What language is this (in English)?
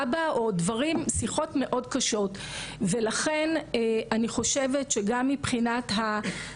Hebrew